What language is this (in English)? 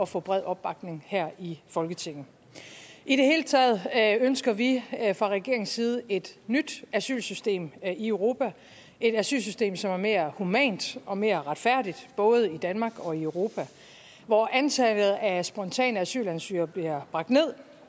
Danish